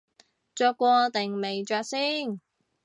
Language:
Cantonese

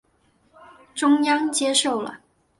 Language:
Chinese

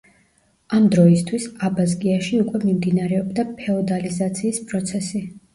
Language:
Georgian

